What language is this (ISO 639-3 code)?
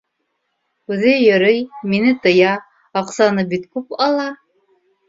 bak